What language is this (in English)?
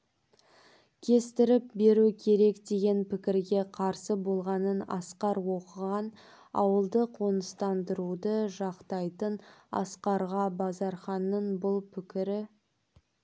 Kazakh